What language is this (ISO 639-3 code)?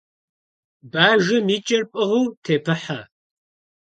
kbd